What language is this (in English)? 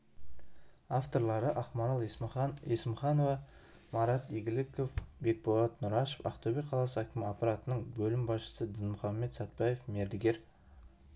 Kazakh